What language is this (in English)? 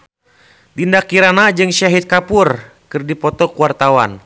Sundanese